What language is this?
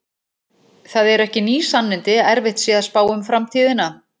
Icelandic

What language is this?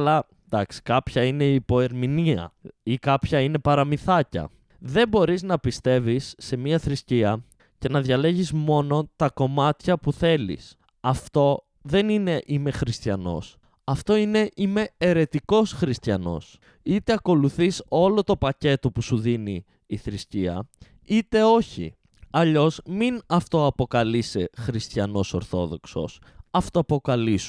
Greek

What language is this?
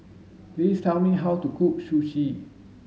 English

